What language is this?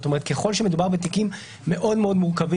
Hebrew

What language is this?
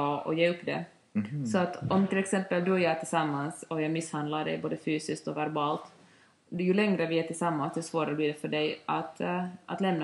Swedish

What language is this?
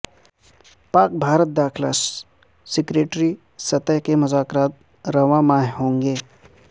Urdu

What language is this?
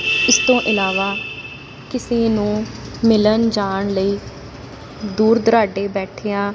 Punjabi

